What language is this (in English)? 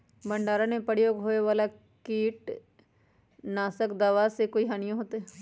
Magahi